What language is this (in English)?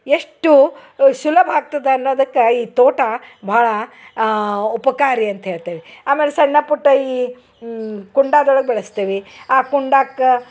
Kannada